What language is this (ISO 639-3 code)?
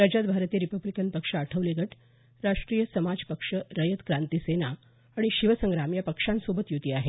mar